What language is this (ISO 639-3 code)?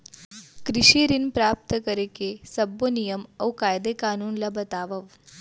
hne